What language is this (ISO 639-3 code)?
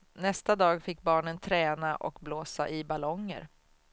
swe